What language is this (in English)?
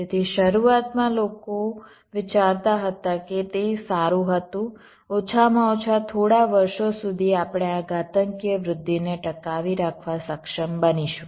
Gujarati